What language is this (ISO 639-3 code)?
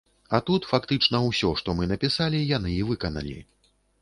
bel